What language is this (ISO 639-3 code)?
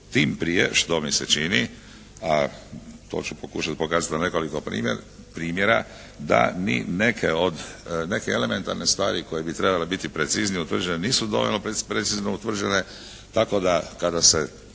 hrv